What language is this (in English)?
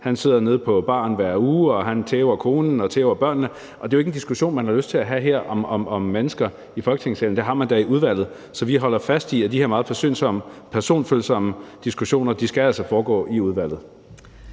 Danish